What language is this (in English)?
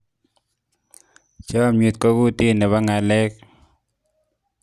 Kalenjin